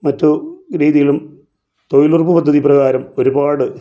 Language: Malayalam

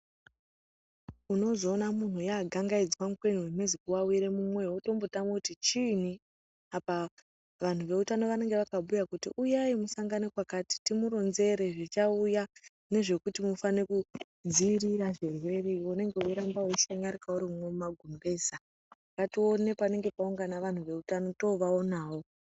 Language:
Ndau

